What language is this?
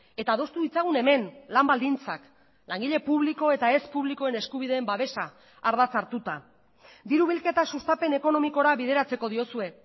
Basque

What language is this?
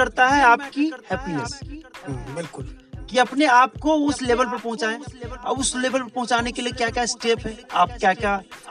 Hindi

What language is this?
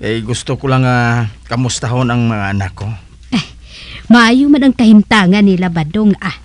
Filipino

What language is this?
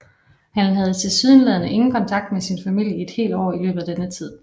Danish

